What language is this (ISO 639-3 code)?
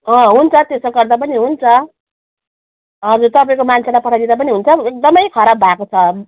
nep